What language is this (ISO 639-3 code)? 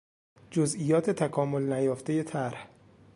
fas